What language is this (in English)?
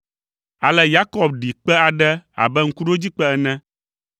Ewe